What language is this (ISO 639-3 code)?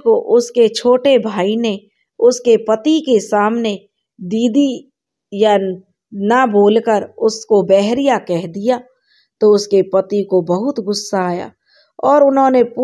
hin